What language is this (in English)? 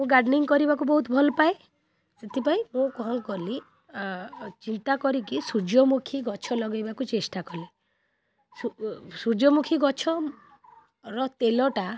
Odia